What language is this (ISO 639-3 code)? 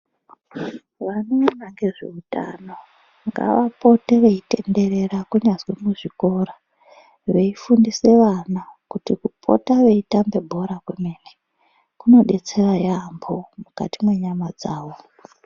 ndc